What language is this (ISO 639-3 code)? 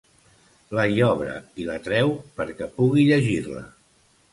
cat